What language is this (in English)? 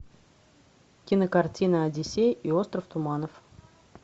Russian